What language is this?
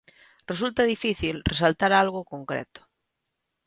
Galician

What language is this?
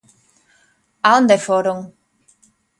Galician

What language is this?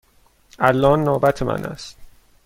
Persian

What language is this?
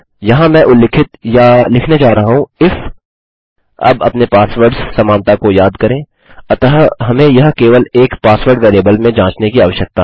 Hindi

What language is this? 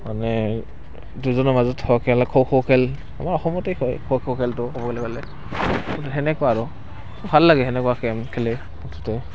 Assamese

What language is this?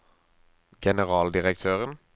Norwegian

